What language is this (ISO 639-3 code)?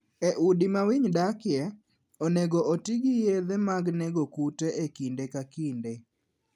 luo